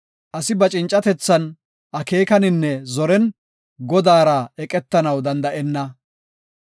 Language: Gofa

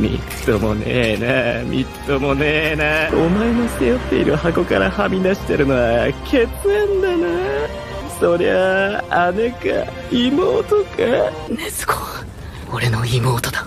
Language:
Japanese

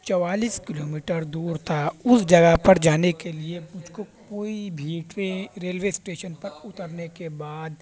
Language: Urdu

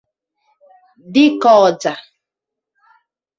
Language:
Igbo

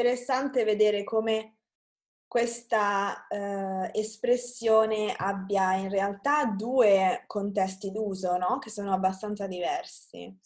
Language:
Italian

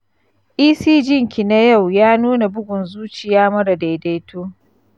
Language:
Hausa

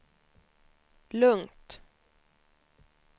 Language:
Swedish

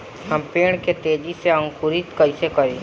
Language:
Bhojpuri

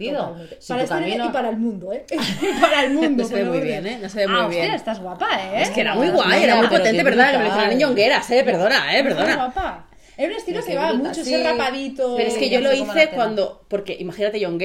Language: Spanish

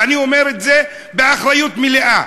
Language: Hebrew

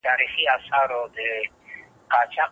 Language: Pashto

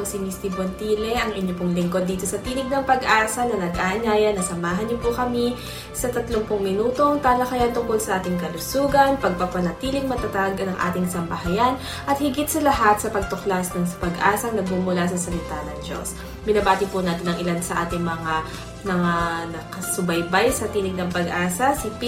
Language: Filipino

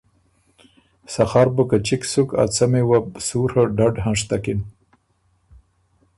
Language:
Ormuri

